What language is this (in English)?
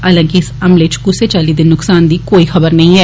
Dogri